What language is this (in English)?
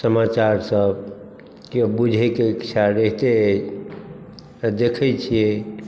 Maithili